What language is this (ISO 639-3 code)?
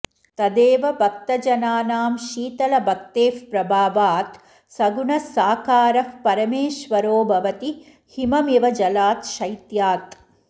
san